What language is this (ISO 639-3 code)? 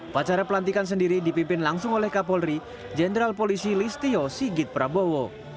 ind